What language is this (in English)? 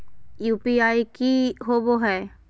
Magahi